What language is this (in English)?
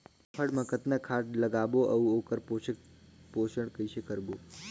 Chhattisgarhi